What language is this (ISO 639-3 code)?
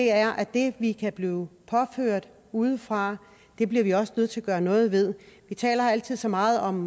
dan